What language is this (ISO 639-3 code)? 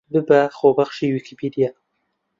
ckb